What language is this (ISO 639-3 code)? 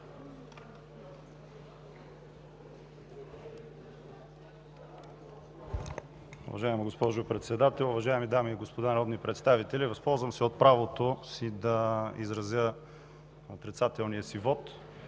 bul